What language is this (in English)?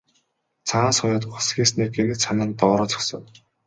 Mongolian